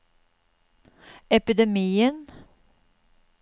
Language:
Norwegian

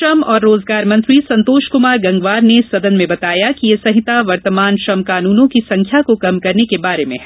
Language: Hindi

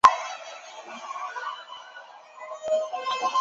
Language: Chinese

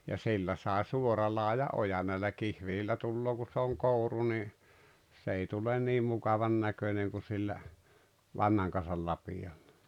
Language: Finnish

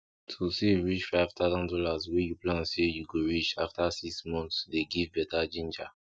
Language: Nigerian Pidgin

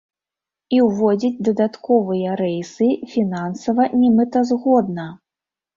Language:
Belarusian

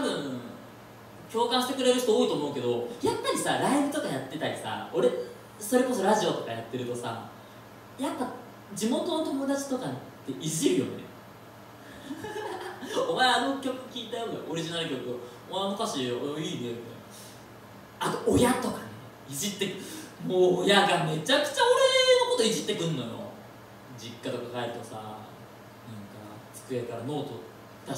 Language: Japanese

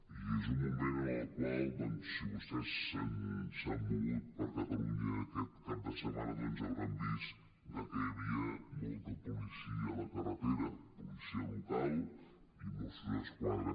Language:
Catalan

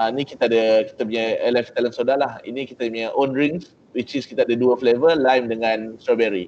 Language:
Malay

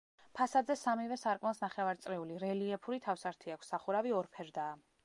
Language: Georgian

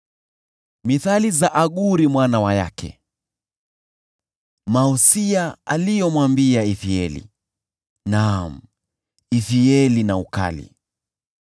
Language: Swahili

